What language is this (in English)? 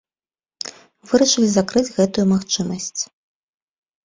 Belarusian